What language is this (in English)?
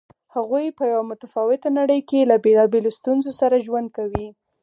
Pashto